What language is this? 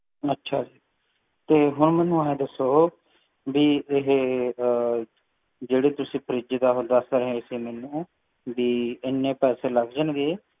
Punjabi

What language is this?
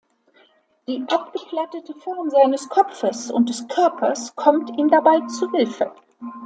German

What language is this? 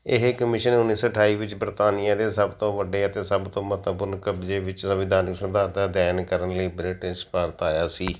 Punjabi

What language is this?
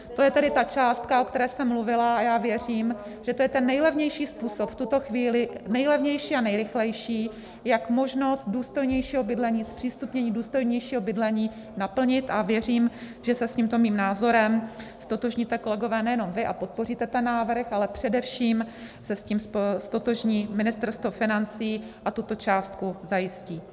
Czech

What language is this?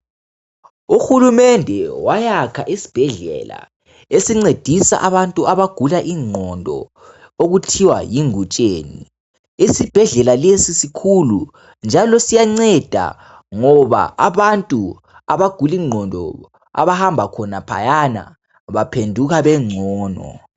North Ndebele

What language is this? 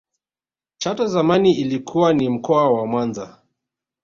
Swahili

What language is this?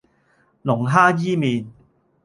Cantonese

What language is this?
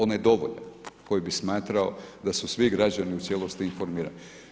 Croatian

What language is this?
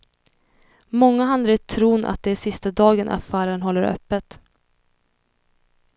Swedish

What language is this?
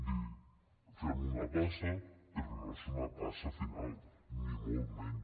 Catalan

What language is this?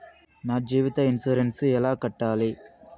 Telugu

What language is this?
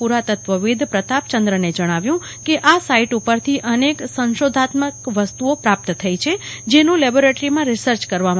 Gujarati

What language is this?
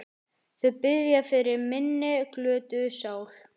Icelandic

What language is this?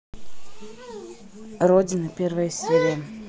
Russian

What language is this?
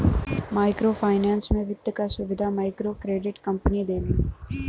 Bhojpuri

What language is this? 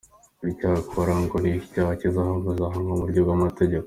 Kinyarwanda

